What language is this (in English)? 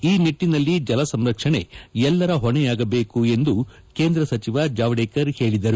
Kannada